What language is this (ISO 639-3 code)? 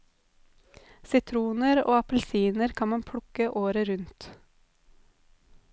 nor